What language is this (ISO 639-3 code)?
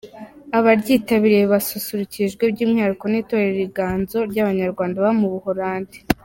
kin